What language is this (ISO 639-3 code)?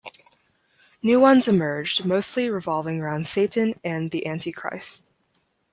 eng